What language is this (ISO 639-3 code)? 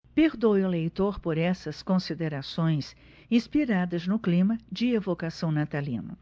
por